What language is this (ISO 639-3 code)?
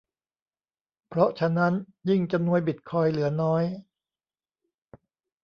tha